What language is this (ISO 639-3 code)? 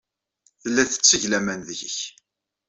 kab